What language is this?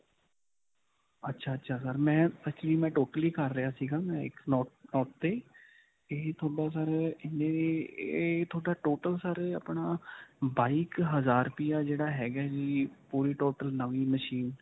Punjabi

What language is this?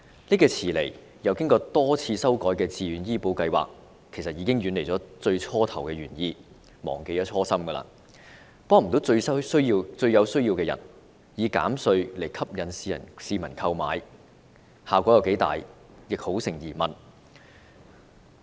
Cantonese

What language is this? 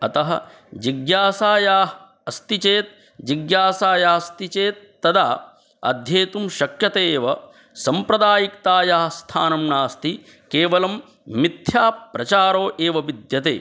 Sanskrit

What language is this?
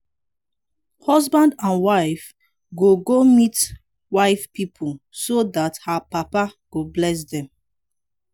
Nigerian Pidgin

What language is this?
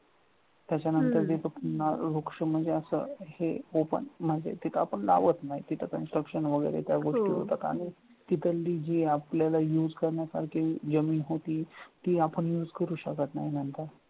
Marathi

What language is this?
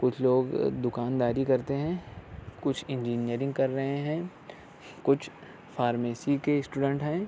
Urdu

